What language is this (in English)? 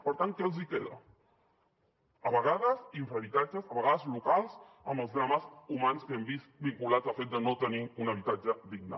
Catalan